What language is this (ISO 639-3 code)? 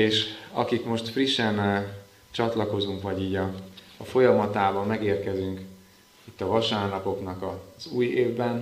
hun